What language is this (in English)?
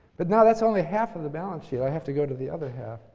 English